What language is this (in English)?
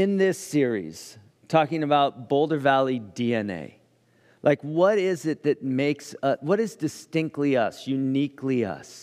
English